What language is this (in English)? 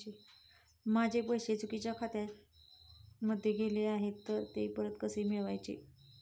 Marathi